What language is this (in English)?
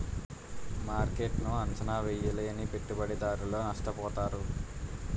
Telugu